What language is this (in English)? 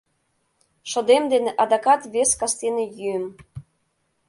Mari